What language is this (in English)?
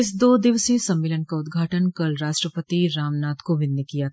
Hindi